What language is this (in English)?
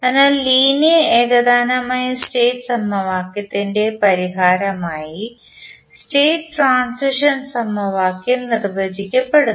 Malayalam